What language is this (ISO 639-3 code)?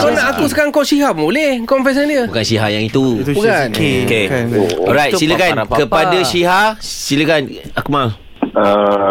msa